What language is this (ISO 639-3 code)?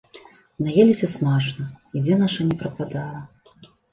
bel